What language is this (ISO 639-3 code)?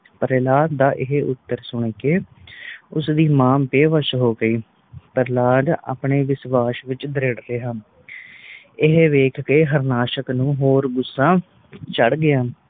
pan